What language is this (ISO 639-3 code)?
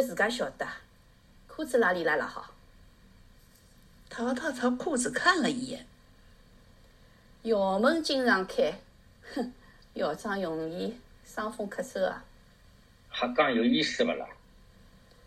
zho